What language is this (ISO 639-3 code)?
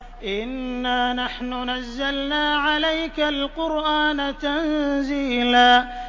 ara